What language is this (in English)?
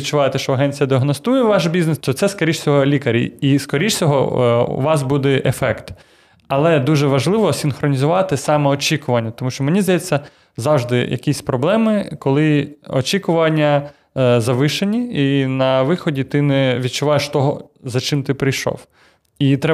Ukrainian